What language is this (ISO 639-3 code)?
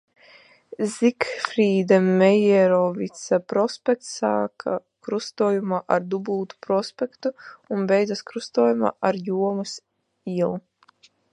lav